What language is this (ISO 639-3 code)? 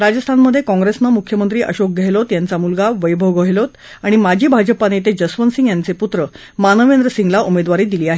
mar